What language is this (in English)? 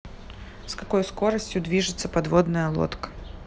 Russian